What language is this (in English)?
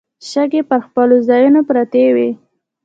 Pashto